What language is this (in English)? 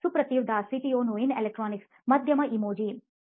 Kannada